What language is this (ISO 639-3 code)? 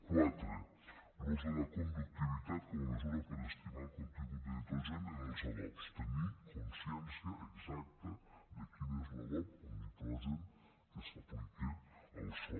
cat